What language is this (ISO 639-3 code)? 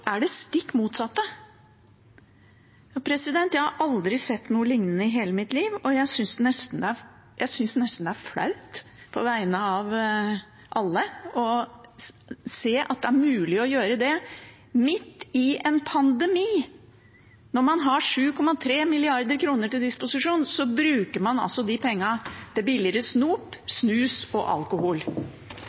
nob